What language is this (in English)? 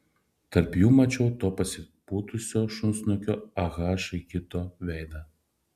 Lithuanian